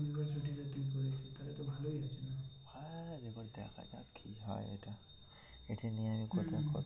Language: Bangla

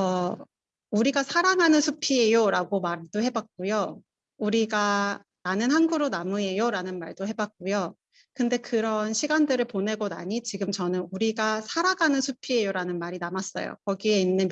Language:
Korean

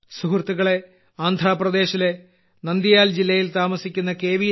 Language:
Malayalam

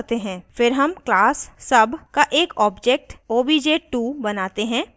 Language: Hindi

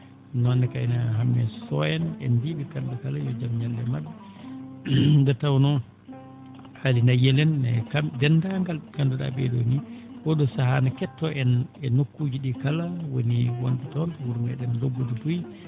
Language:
Fula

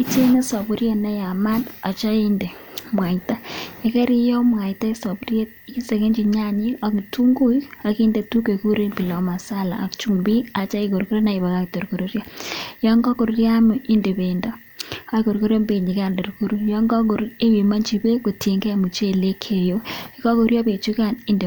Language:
Kalenjin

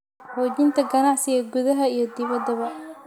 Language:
Somali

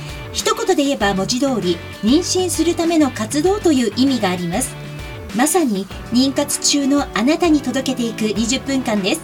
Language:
Japanese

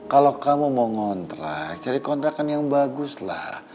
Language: Indonesian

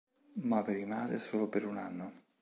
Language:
Italian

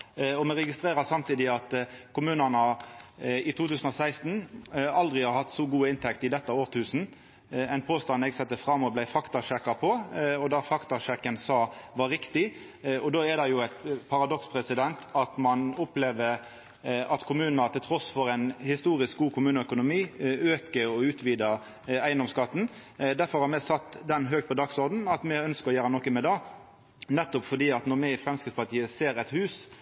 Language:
Norwegian Nynorsk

